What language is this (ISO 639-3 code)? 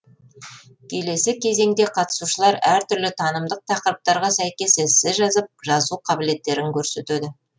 kaz